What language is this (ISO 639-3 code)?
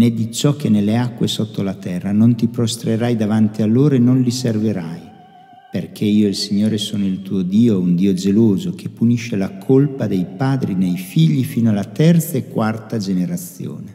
ita